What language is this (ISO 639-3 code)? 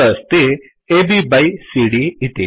san